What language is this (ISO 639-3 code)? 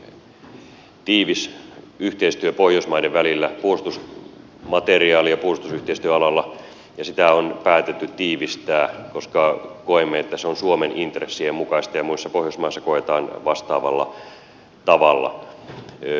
fin